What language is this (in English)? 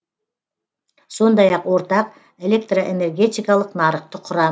Kazakh